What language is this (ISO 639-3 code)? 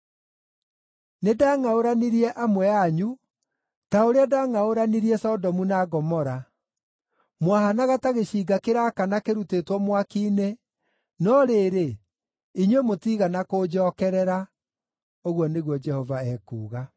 kik